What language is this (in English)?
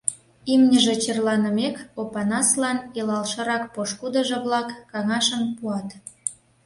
Mari